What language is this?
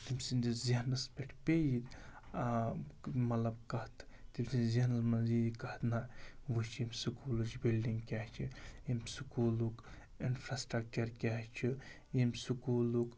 Kashmiri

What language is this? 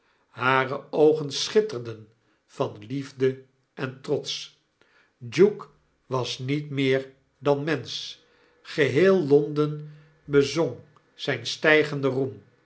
Dutch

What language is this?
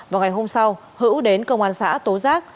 Vietnamese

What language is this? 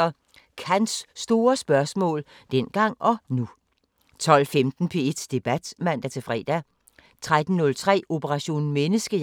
Danish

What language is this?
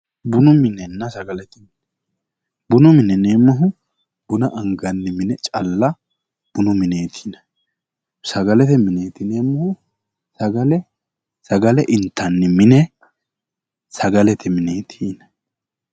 Sidamo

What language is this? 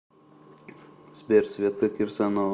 Russian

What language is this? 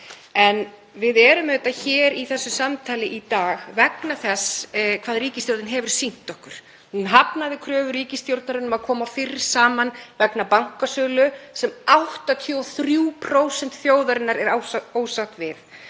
Icelandic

